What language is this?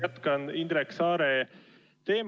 Estonian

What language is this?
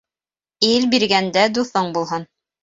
Bashkir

